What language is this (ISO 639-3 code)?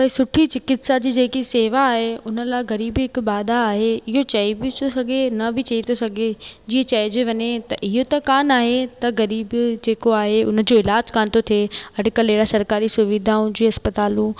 snd